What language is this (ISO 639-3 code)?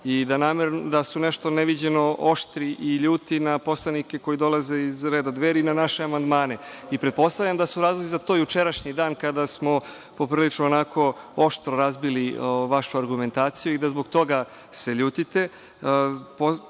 srp